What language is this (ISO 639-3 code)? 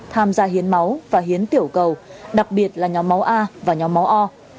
vie